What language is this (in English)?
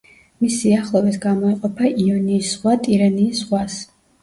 Georgian